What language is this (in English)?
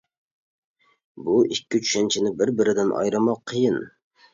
Uyghur